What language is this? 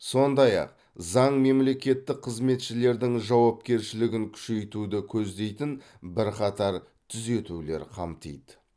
Kazakh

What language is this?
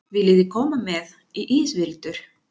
Icelandic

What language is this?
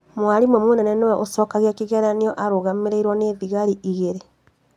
Kikuyu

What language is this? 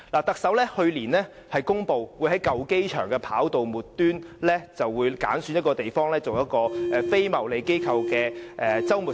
Cantonese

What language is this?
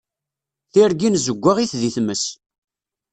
Kabyle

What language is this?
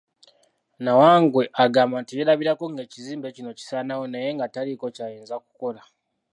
Ganda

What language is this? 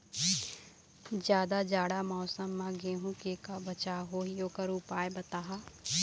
Chhattisgarhi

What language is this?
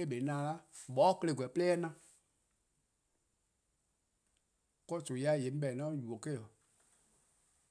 Eastern Krahn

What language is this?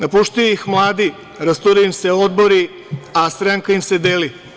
Serbian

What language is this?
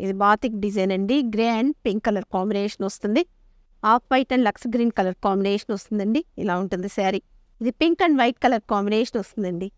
Telugu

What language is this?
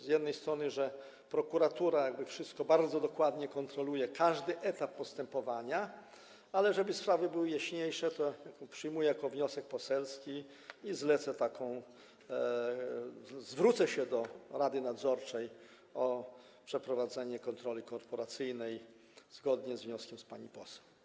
Polish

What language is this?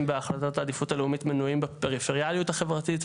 Hebrew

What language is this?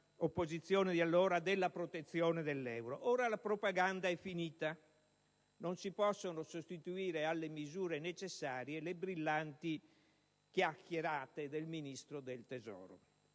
Italian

